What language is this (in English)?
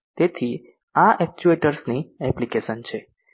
Gujarati